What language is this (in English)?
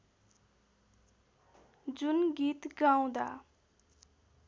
Nepali